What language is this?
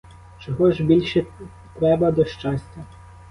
Ukrainian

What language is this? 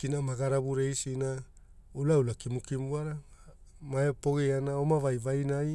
Hula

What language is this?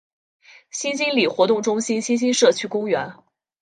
Chinese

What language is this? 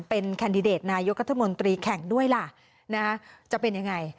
Thai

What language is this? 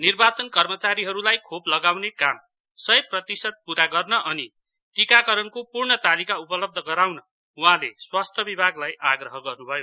Nepali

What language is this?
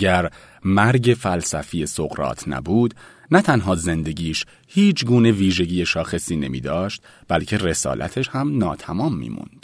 Persian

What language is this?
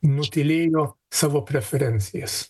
Lithuanian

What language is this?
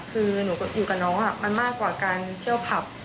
Thai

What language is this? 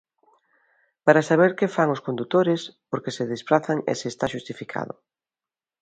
Galician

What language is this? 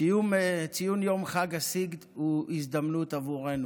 Hebrew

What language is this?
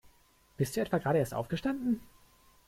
German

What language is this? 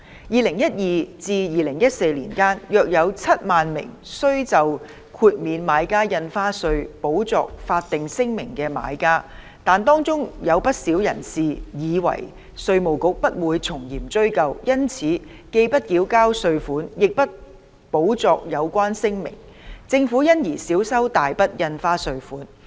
Cantonese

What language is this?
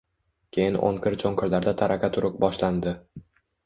Uzbek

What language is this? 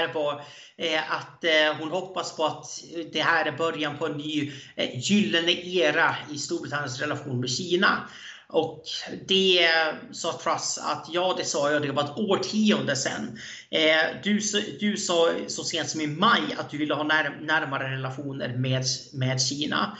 Swedish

